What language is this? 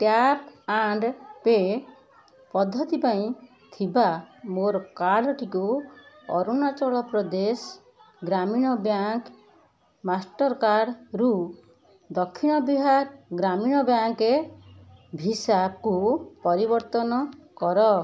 Odia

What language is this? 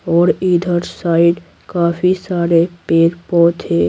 Hindi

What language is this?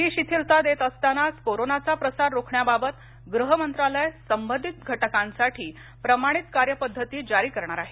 Marathi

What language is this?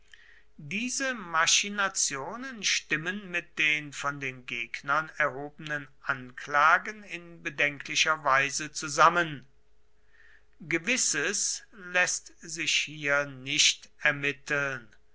German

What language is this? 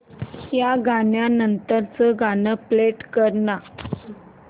Marathi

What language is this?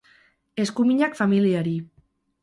Basque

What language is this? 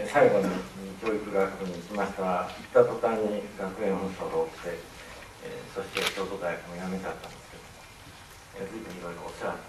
Japanese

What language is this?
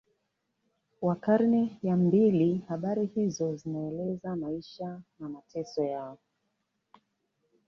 Swahili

